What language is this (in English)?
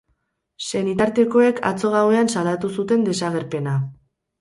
Basque